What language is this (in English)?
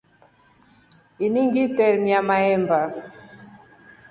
Rombo